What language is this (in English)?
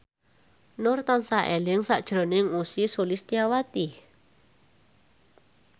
Javanese